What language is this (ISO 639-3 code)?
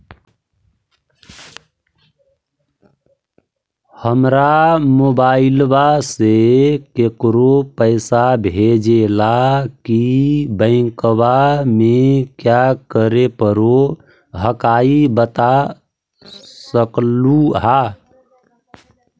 mag